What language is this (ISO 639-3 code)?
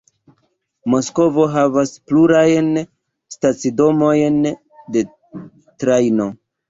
epo